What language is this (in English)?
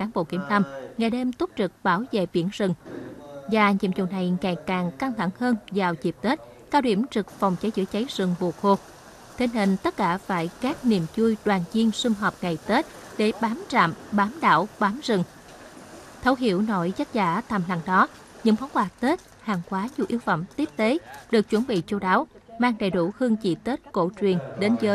Vietnamese